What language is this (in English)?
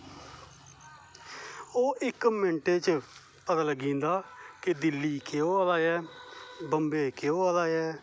Dogri